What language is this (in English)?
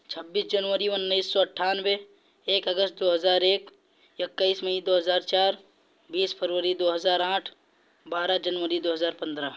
Urdu